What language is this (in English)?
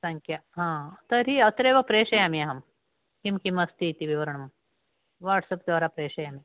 Sanskrit